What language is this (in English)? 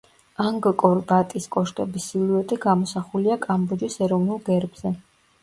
Georgian